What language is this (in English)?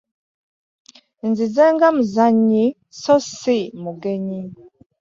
Ganda